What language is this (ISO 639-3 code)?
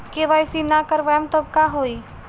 bho